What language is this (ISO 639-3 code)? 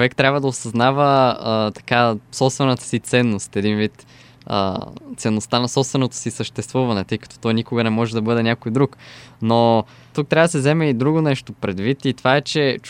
bul